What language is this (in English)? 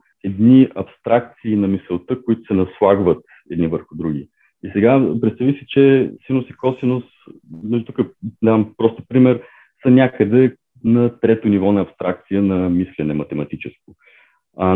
Bulgarian